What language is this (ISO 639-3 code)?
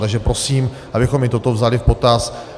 ces